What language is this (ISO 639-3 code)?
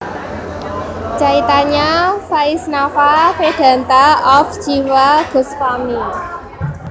jav